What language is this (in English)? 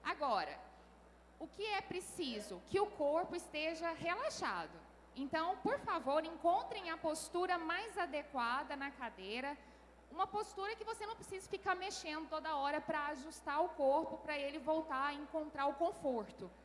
Portuguese